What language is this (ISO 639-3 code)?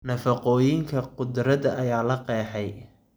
som